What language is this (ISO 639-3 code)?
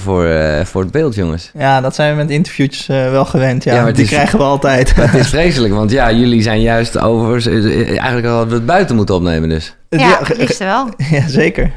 nld